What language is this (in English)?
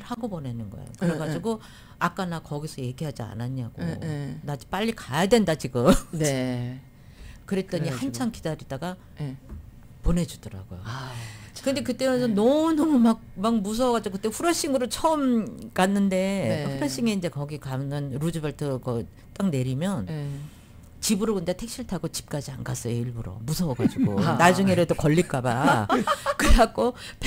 Korean